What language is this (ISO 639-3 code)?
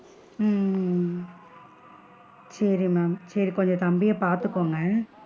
tam